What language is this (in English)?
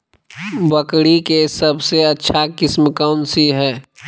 Magahi